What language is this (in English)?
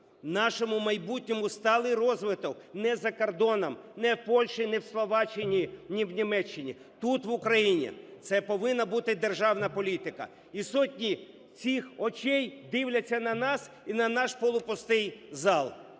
Ukrainian